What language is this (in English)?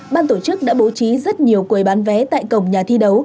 Vietnamese